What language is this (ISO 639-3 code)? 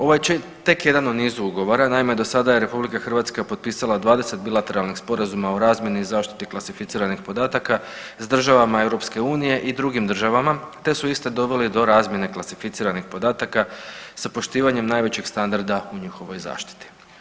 hrv